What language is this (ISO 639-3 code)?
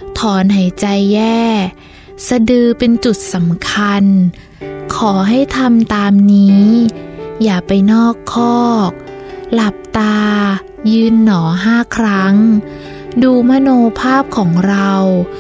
tha